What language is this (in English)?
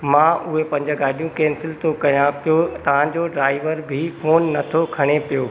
Sindhi